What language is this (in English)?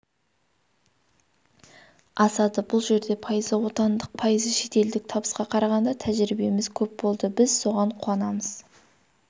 Kazakh